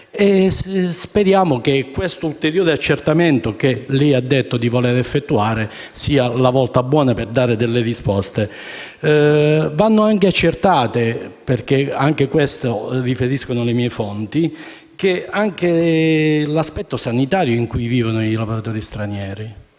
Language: Italian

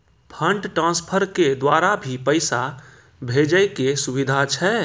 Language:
Maithili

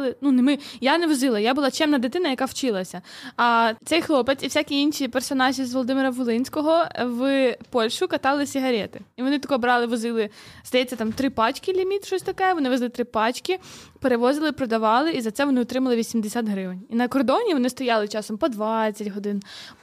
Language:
Ukrainian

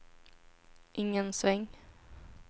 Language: Swedish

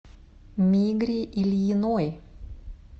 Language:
Russian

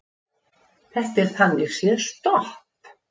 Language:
Icelandic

